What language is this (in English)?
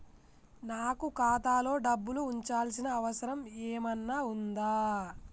Telugu